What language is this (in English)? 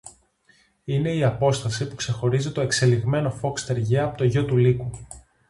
Greek